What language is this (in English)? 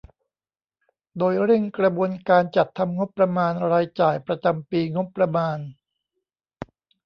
Thai